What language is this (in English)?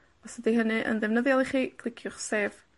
Welsh